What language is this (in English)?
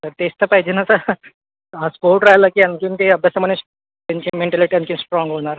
Marathi